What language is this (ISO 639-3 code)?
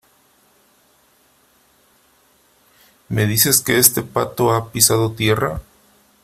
spa